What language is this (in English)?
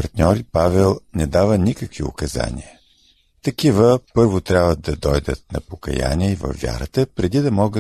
Bulgarian